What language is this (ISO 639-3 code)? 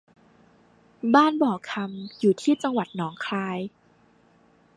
tha